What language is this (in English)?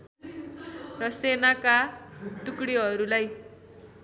Nepali